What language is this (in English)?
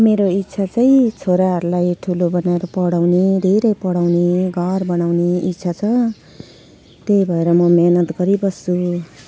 Nepali